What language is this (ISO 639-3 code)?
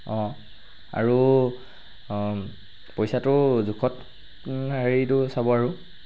asm